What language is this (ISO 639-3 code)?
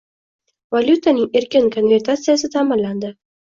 uzb